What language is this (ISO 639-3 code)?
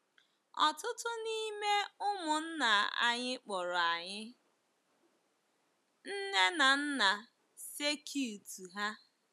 ibo